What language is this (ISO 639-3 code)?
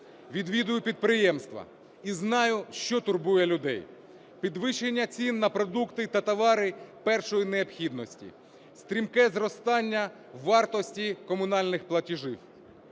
ukr